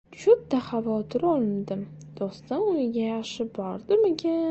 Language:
Uzbek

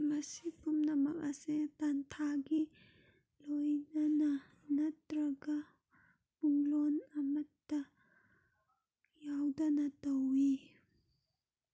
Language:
Manipuri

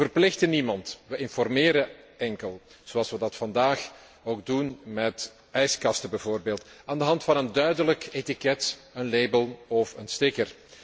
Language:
Dutch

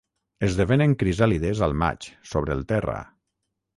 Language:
Catalan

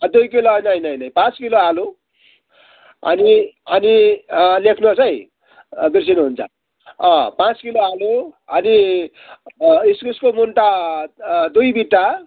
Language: Nepali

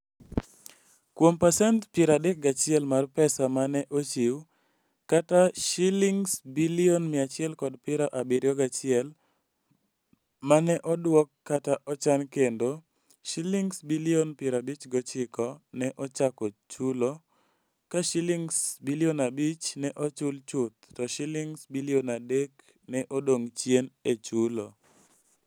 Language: Luo (Kenya and Tanzania)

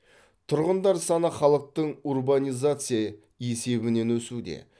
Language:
Kazakh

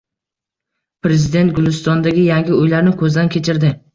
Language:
Uzbek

